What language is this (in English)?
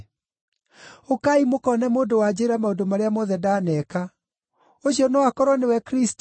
Kikuyu